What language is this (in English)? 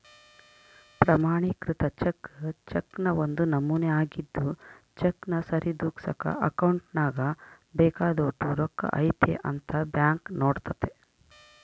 Kannada